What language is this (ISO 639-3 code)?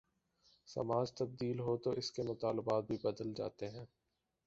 urd